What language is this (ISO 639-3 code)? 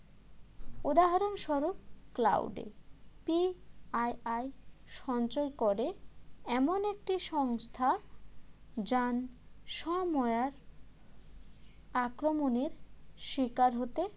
ben